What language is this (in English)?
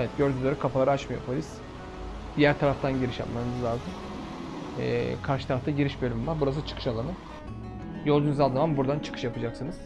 Turkish